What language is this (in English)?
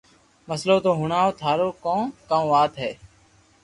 Loarki